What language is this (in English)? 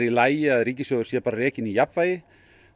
Icelandic